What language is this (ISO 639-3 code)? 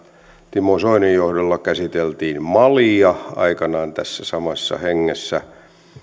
fin